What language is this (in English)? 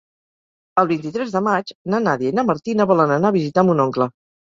Catalan